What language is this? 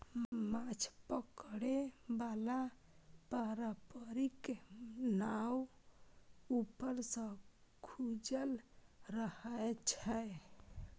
Maithili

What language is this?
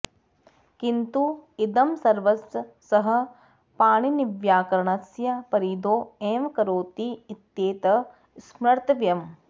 Sanskrit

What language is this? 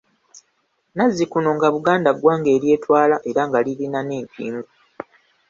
Ganda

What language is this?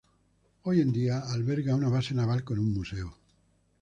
Spanish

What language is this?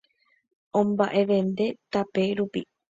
Guarani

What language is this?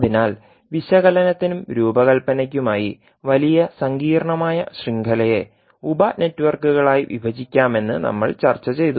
Malayalam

